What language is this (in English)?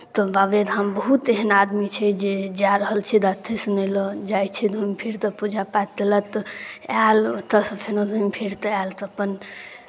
Maithili